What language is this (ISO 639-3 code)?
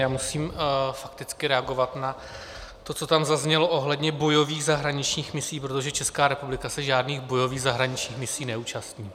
ces